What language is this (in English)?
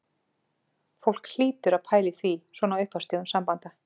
Icelandic